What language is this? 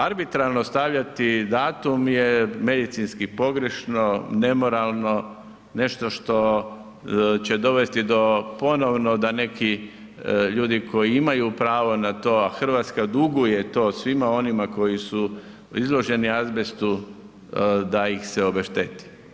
Croatian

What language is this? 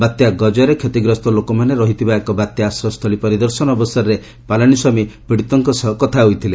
Odia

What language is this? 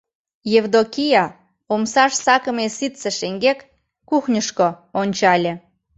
Mari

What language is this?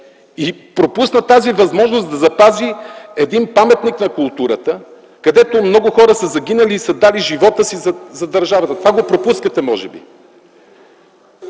Bulgarian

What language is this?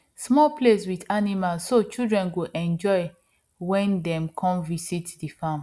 Nigerian Pidgin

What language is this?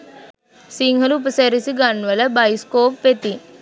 Sinhala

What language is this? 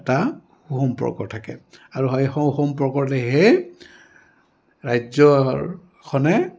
Assamese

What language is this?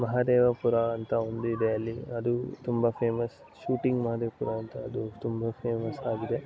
Kannada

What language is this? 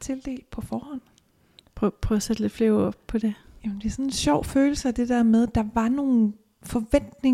Danish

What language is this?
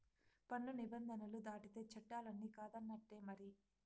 Telugu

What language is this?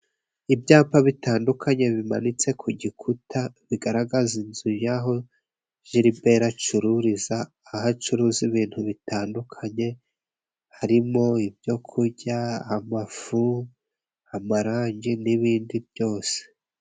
Kinyarwanda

